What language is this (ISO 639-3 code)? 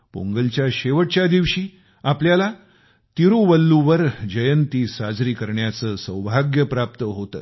mar